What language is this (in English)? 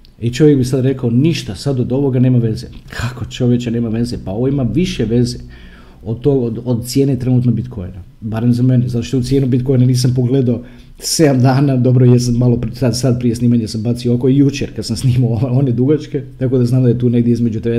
Croatian